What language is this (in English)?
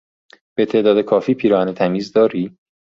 Persian